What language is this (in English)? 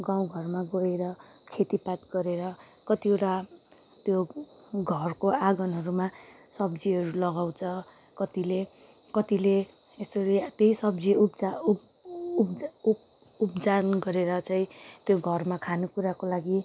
Nepali